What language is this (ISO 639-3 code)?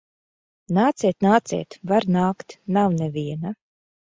lav